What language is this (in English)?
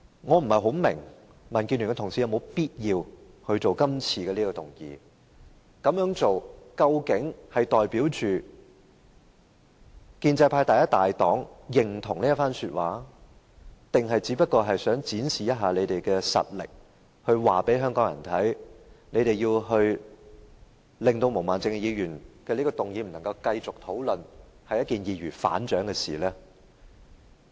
Cantonese